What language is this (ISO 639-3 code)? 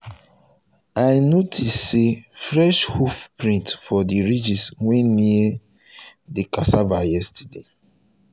pcm